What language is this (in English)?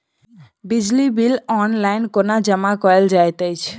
Maithili